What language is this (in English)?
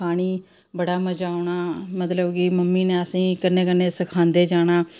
Dogri